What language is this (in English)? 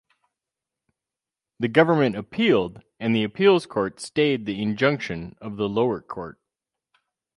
English